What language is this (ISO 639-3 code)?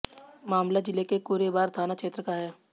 hin